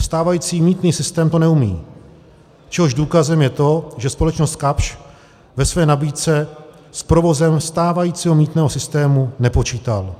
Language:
Czech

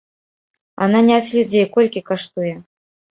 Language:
Belarusian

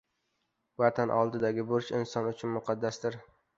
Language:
Uzbek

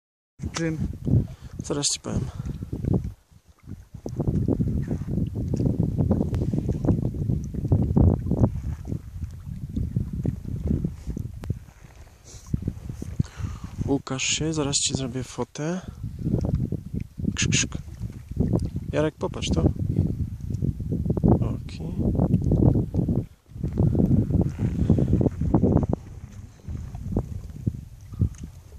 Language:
Polish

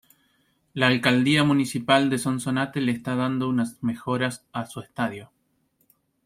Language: Spanish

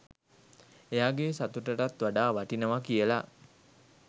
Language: Sinhala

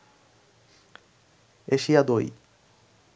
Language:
Bangla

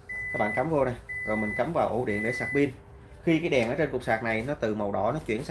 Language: Vietnamese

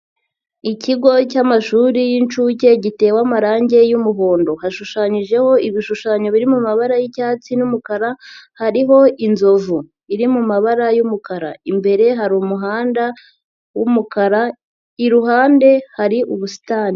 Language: Kinyarwanda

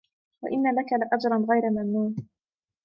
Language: Arabic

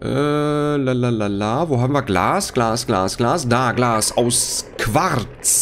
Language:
German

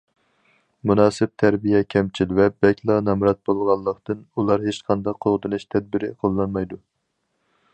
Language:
Uyghur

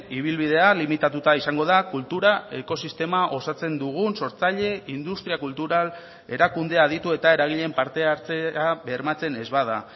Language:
Basque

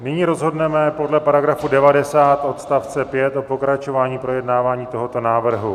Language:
Czech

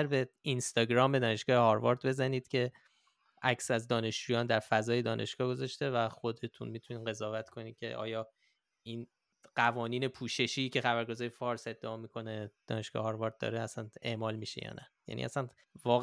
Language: Persian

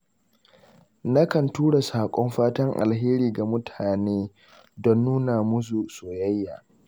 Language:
Hausa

